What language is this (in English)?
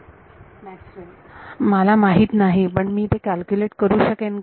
Marathi